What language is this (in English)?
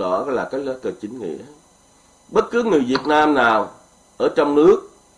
Vietnamese